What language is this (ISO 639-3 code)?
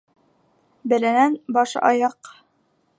bak